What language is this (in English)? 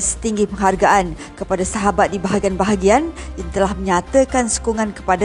Malay